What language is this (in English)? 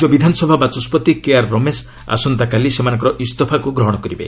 Odia